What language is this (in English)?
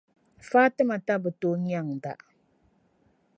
Dagbani